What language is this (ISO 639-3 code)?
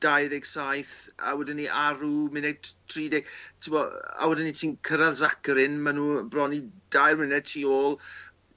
cym